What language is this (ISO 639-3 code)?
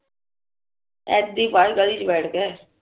pan